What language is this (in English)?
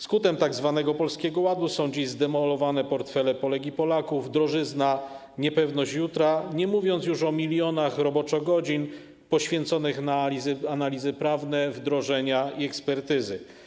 Polish